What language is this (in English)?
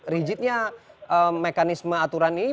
Indonesian